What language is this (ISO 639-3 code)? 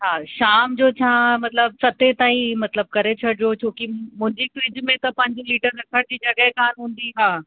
snd